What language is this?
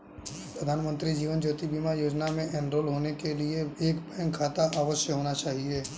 Hindi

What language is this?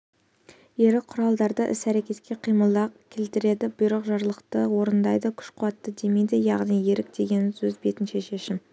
Kazakh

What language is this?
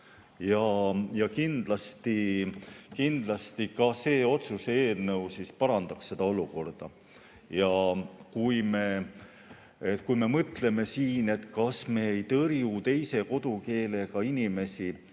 Estonian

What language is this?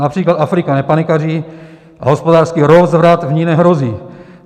Czech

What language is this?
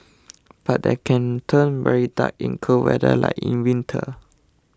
English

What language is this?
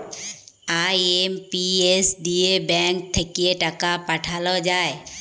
Bangla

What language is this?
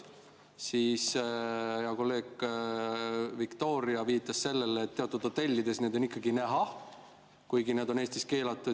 Estonian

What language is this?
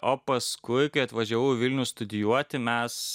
Lithuanian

